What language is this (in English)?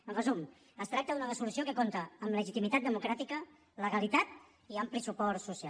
Catalan